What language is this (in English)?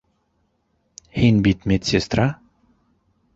Bashkir